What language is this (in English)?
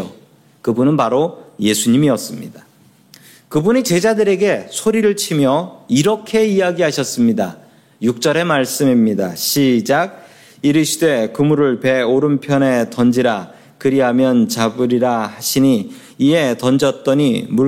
Korean